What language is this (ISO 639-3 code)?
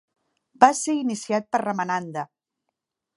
cat